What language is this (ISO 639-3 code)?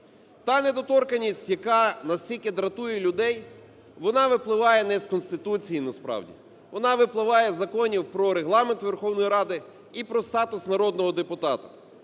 ukr